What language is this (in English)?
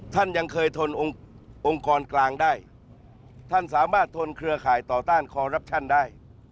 Thai